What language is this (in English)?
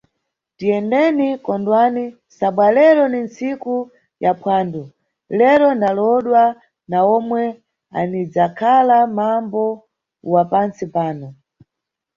Nyungwe